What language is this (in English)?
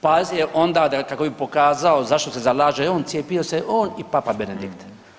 Croatian